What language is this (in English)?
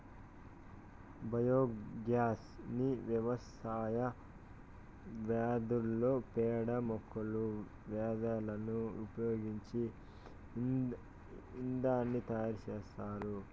Telugu